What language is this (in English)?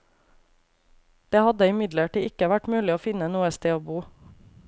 Norwegian